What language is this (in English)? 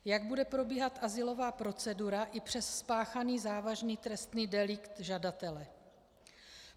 Czech